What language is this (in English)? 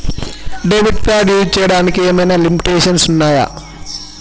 Telugu